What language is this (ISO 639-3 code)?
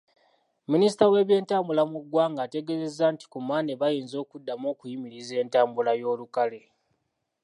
lug